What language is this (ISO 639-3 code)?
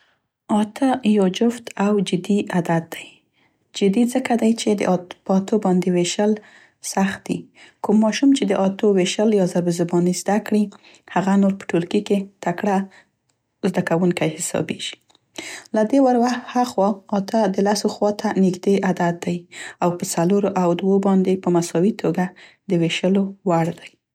pst